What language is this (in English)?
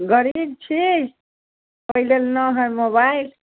Maithili